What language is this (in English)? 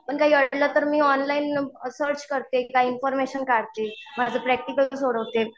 Marathi